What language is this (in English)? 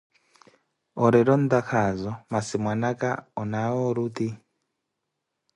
Koti